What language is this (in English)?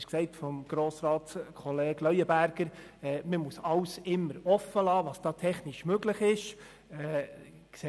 Swiss German